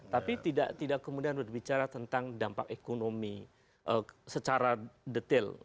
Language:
Indonesian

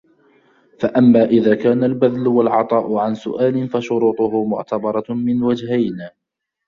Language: Arabic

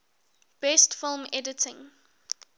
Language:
English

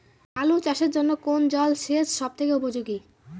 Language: Bangla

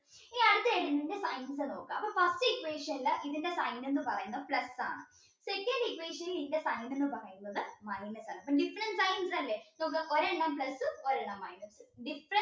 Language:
Malayalam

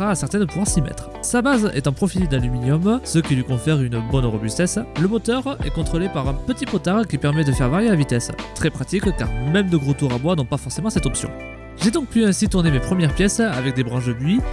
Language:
French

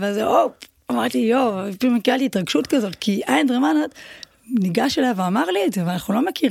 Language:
Hebrew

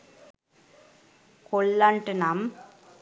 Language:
Sinhala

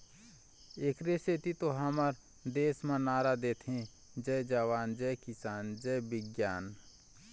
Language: Chhattisgarhi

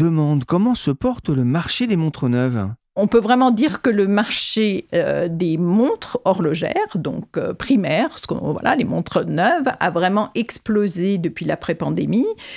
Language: French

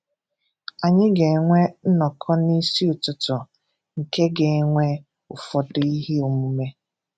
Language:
Igbo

